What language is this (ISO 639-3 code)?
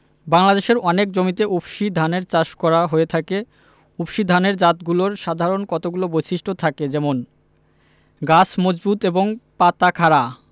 ben